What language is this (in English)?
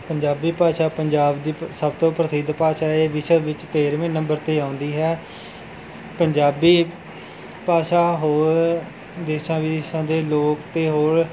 Punjabi